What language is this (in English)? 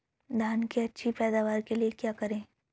Hindi